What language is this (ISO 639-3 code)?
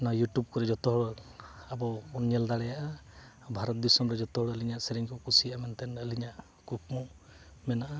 sat